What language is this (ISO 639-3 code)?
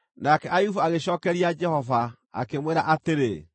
kik